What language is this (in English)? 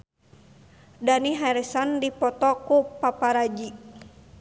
Sundanese